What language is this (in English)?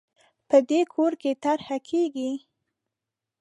Pashto